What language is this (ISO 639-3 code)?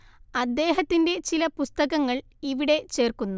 mal